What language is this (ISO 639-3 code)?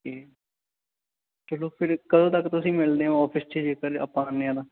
pan